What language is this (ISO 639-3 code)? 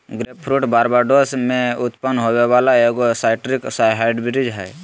mag